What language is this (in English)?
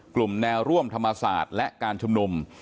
Thai